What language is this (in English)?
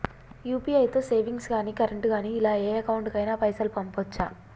Telugu